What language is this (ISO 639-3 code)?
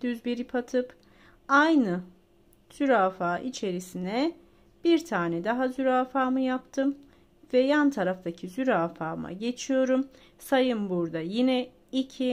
tur